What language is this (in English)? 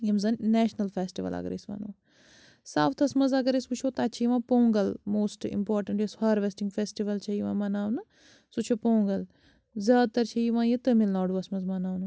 Kashmiri